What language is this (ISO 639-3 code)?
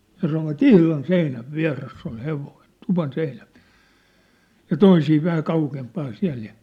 fin